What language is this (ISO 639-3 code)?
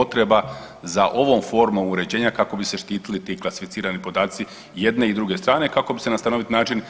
hrv